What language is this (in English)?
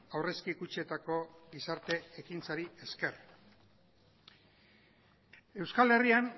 Basque